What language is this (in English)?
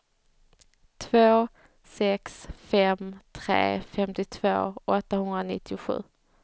Swedish